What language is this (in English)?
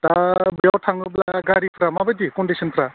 Bodo